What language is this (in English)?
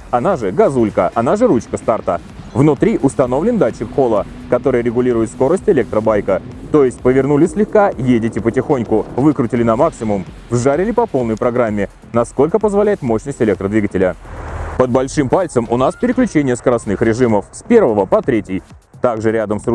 Russian